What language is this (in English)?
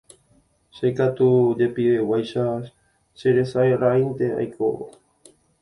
Guarani